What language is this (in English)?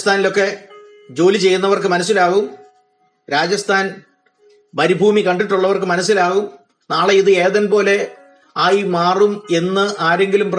Malayalam